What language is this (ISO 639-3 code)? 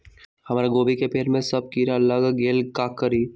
mag